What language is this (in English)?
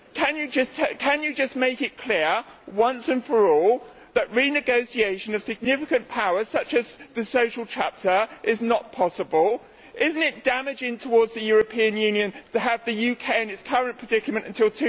English